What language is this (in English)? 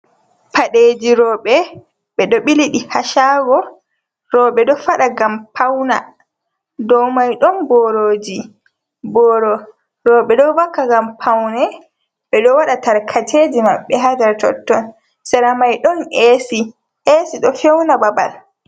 Fula